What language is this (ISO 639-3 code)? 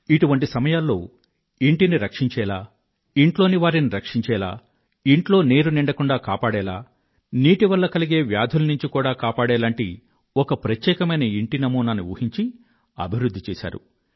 tel